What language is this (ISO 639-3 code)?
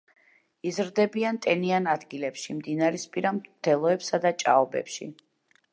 kat